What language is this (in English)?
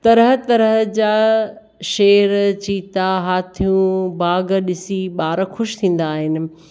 Sindhi